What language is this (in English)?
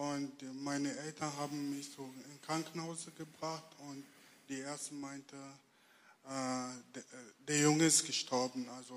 German